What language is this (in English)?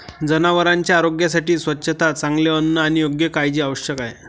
Marathi